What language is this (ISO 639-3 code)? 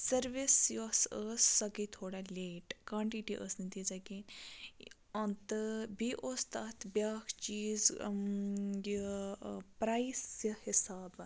kas